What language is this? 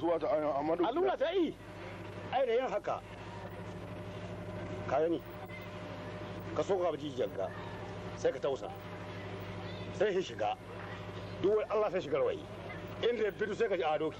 Arabic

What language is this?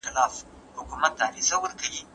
Pashto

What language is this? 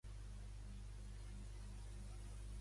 Catalan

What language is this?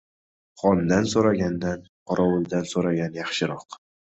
Uzbek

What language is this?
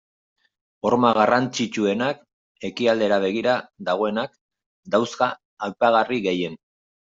Basque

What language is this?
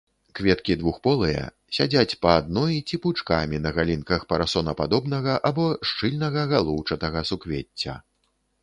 Belarusian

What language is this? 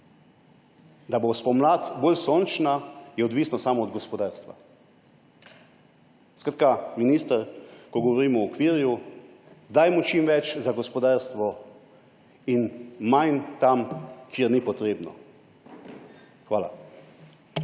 Slovenian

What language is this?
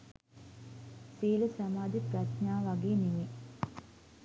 Sinhala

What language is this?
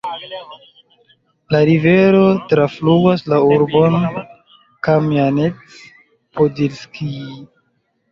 Esperanto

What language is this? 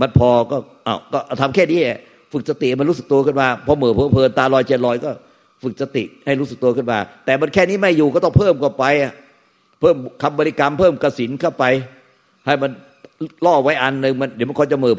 Thai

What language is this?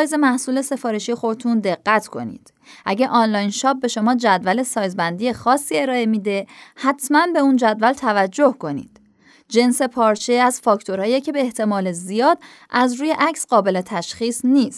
Persian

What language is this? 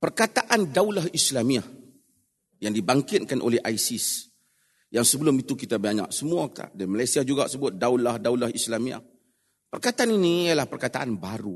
Malay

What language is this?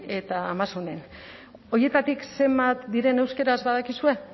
Basque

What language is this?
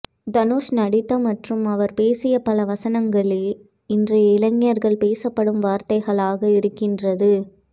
Tamil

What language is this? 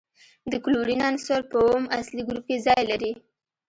Pashto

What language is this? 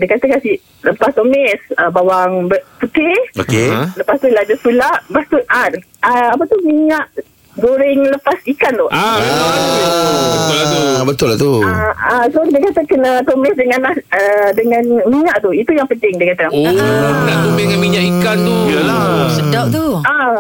Malay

